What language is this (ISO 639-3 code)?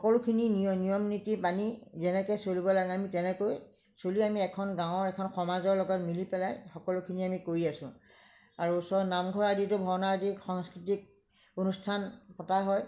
asm